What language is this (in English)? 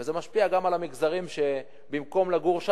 Hebrew